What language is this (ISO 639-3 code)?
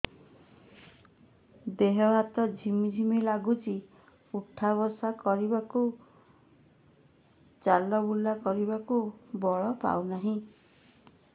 ori